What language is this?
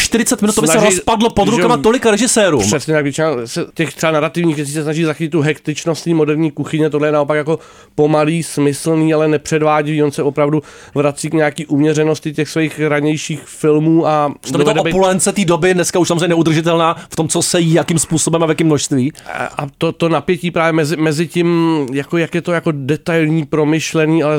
Czech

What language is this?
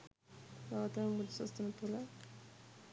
Sinhala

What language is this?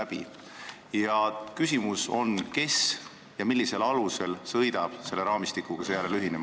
Estonian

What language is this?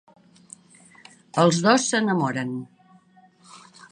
Catalan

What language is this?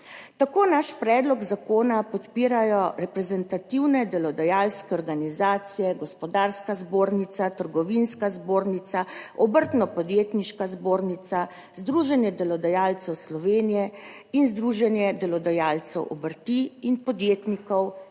Slovenian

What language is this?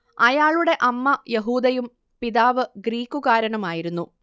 Malayalam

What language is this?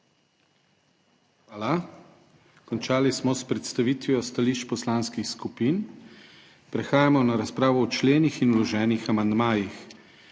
Slovenian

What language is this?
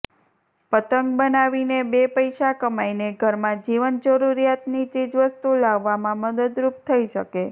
Gujarati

